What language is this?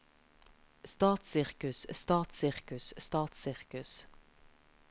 Norwegian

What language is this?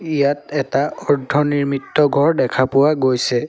Assamese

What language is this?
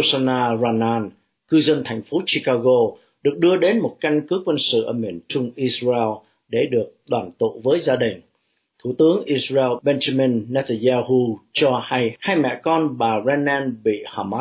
Vietnamese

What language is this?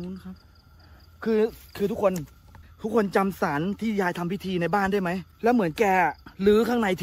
Thai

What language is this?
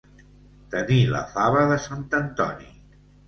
Catalan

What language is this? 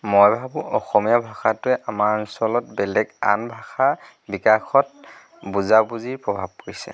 Assamese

